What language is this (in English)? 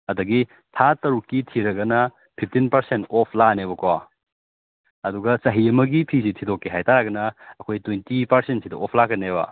Manipuri